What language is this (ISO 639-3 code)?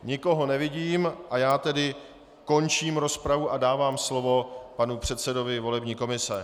ces